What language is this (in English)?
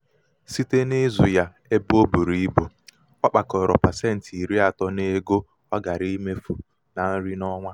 Igbo